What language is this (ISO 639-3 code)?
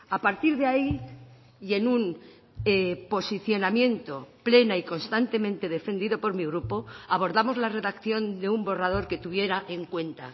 spa